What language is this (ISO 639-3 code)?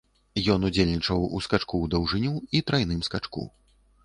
bel